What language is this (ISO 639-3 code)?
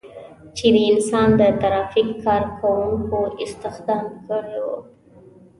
pus